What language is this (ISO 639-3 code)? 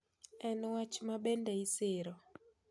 luo